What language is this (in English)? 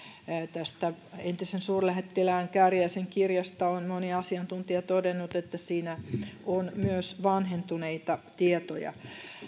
Finnish